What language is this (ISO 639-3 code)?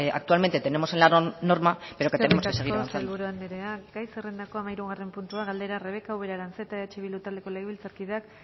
eus